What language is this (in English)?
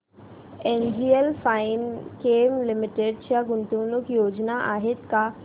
Marathi